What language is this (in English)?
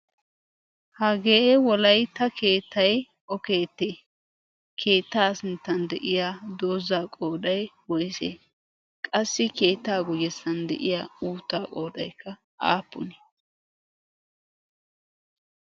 Wolaytta